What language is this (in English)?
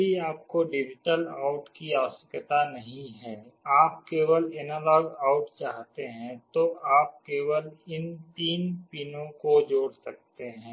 Hindi